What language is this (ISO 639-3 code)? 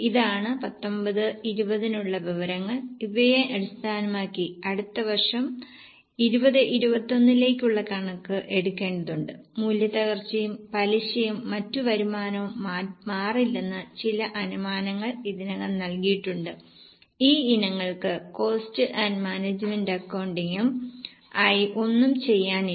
mal